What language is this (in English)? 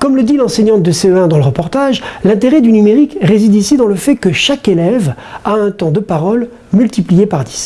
French